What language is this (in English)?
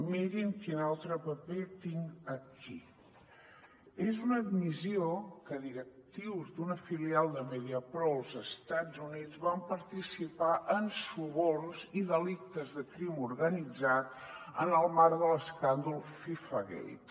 Catalan